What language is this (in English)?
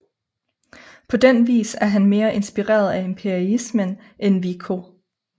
Danish